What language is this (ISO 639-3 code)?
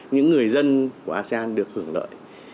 vie